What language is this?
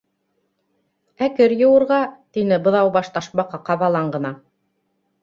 Bashkir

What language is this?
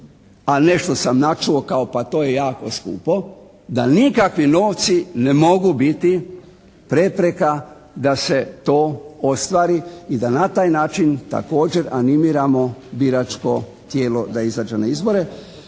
Croatian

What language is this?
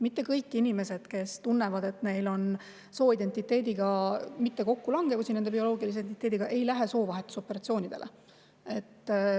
Estonian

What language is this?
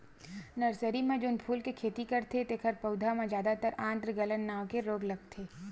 Chhattisgarhi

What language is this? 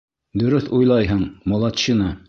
Bashkir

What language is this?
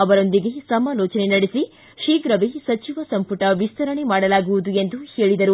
Kannada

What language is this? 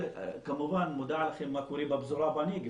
Hebrew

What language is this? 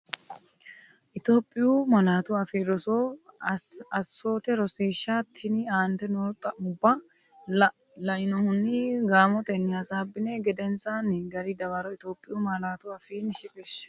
Sidamo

